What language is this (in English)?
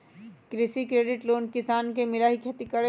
Magahi